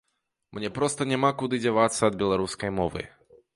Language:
Belarusian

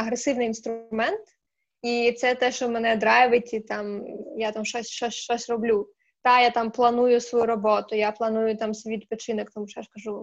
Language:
Ukrainian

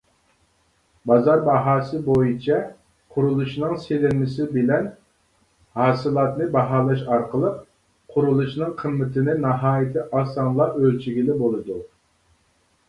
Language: Uyghur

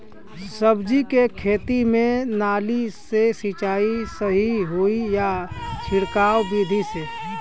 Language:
Bhojpuri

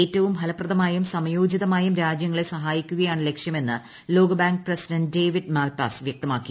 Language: Malayalam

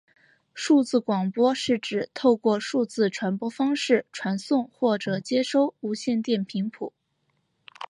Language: Chinese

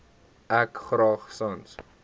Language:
Afrikaans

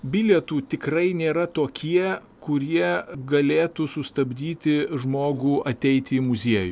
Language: Lithuanian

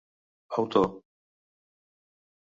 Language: Catalan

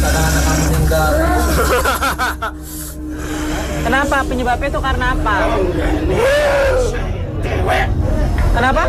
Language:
Indonesian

